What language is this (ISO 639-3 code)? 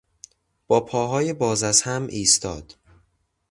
fas